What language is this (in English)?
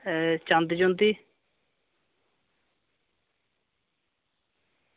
Dogri